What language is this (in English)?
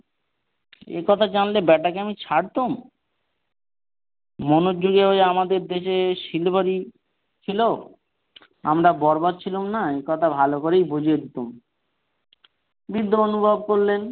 Bangla